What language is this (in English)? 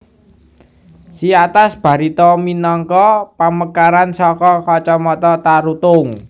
Javanese